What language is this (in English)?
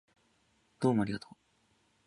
Japanese